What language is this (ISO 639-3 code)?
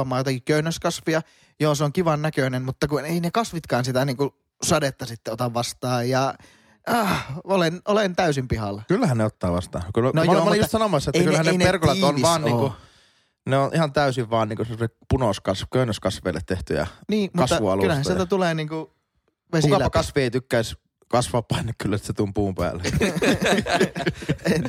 fin